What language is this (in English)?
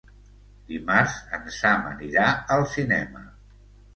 Catalan